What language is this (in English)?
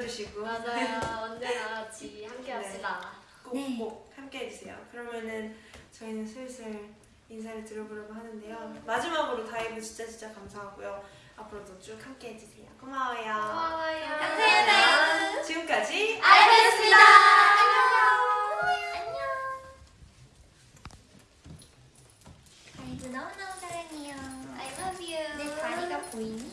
Korean